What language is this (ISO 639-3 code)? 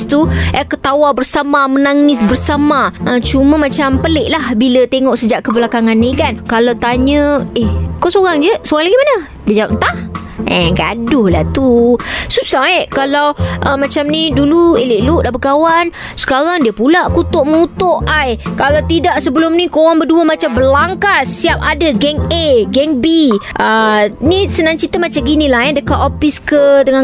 msa